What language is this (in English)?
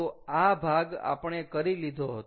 Gujarati